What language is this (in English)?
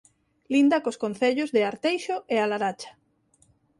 Galician